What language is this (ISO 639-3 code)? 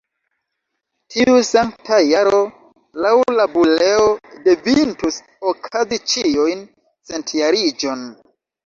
epo